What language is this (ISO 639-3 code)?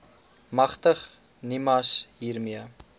afr